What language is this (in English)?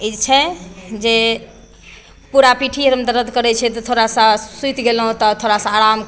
Maithili